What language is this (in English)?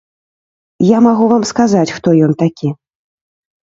Belarusian